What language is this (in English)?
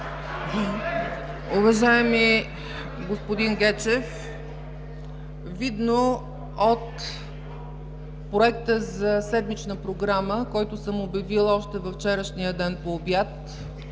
Bulgarian